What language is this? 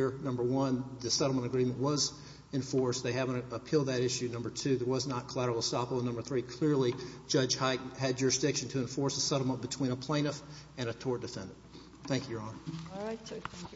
English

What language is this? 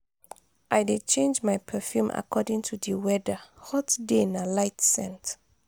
Nigerian Pidgin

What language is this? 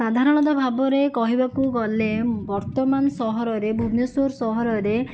Odia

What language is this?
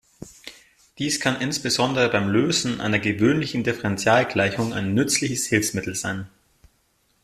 German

